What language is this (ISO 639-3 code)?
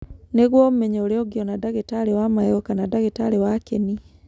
kik